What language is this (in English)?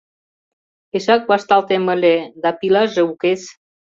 Mari